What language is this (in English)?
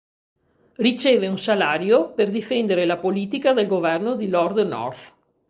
Italian